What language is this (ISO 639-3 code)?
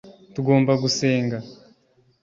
kin